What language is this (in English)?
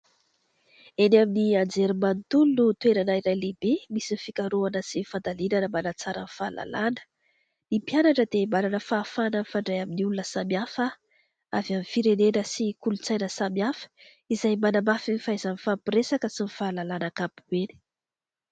Malagasy